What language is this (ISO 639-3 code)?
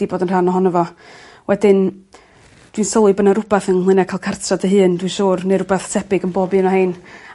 cym